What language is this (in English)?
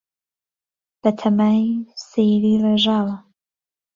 Central Kurdish